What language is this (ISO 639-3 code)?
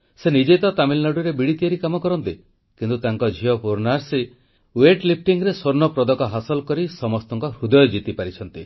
ori